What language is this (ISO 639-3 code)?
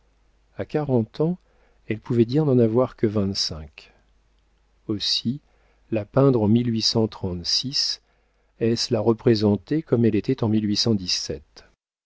fra